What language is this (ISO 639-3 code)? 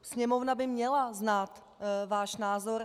ces